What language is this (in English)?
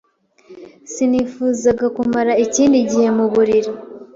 Kinyarwanda